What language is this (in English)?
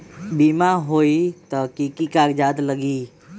Magahi